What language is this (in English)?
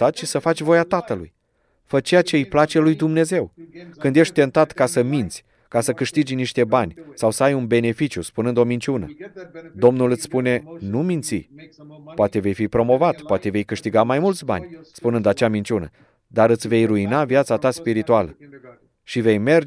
Romanian